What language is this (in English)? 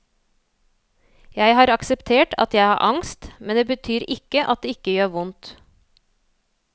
Norwegian